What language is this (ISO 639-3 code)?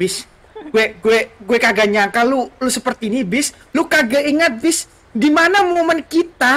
ind